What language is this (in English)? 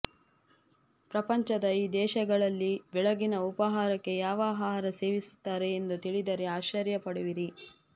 Kannada